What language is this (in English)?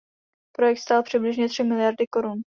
Czech